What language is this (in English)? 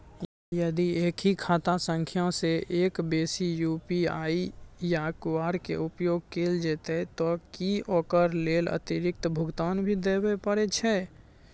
Maithili